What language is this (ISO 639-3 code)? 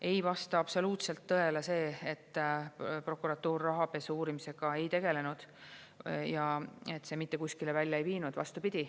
est